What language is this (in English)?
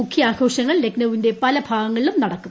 Malayalam